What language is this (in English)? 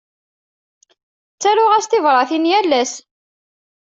Kabyle